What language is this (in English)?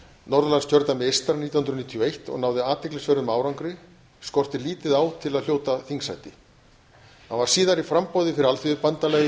Icelandic